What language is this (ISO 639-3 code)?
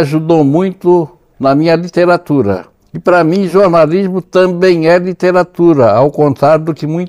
por